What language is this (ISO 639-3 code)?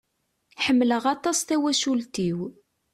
kab